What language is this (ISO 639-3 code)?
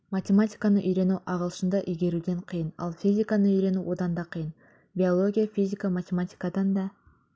kaz